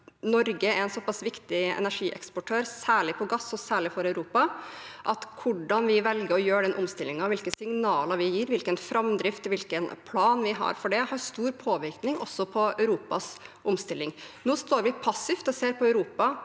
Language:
Norwegian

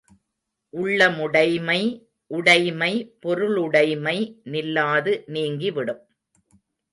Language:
Tamil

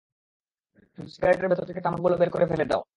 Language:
Bangla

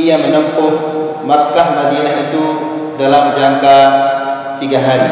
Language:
Malay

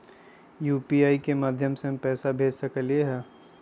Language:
Magahi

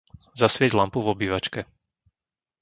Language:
Slovak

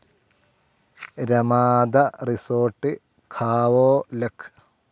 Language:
Malayalam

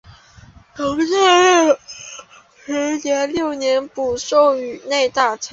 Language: Chinese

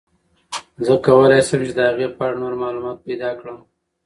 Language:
Pashto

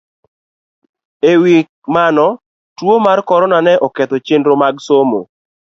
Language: Luo (Kenya and Tanzania)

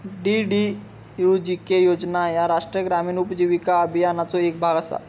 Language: Marathi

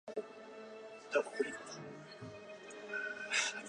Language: Chinese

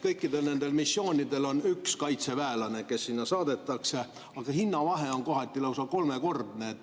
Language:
Estonian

